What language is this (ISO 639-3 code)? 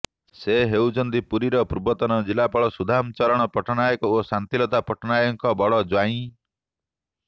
ori